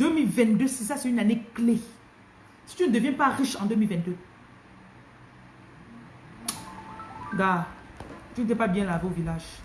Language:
French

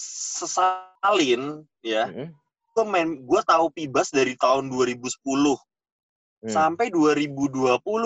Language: Indonesian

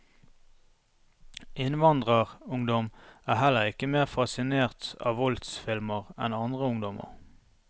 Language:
Norwegian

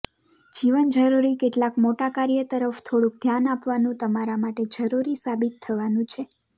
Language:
Gujarati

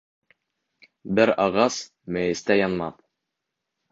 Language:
Bashkir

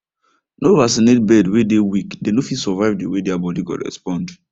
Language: Nigerian Pidgin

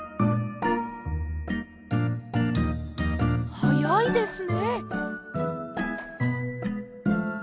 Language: Japanese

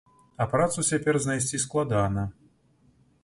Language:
Belarusian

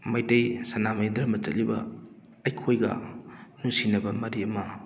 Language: Manipuri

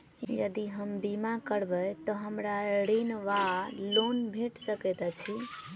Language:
Maithili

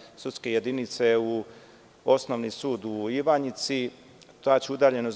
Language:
Serbian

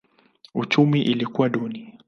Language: Swahili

